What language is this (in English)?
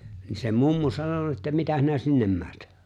Finnish